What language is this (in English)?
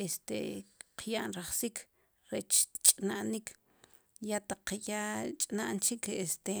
Sipacapense